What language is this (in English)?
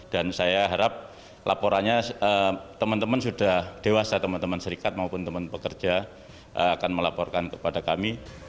Indonesian